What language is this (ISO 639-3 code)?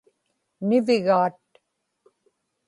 ipk